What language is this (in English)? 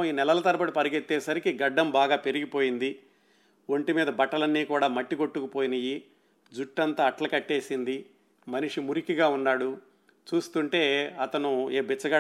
Telugu